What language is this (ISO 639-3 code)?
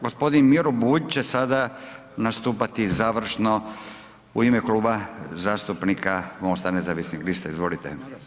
hrv